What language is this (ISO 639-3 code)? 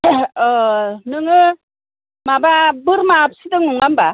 brx